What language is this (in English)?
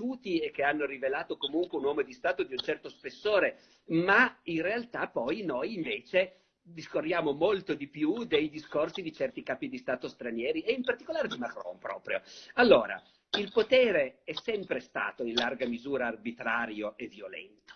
Italian